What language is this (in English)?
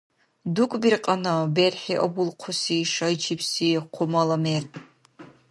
Dargwa